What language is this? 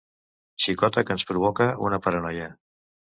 Catalan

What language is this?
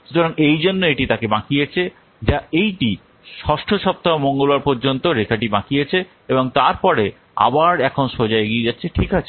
Bangla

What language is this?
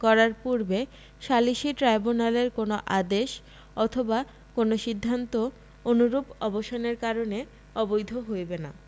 Bangla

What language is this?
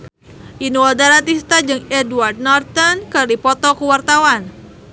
Sundanese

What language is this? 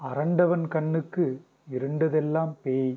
Tamil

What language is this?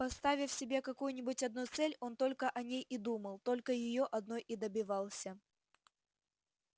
Russian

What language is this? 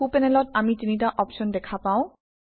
Assamese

